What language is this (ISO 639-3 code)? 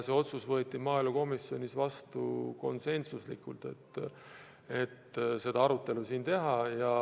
est